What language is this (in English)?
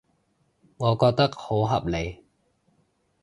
Cantonese